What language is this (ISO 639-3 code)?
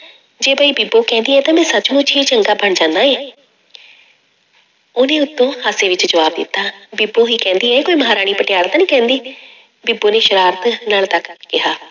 pan